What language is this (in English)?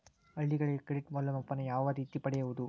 Kannada